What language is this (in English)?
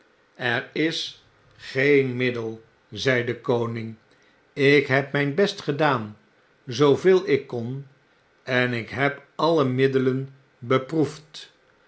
Dutch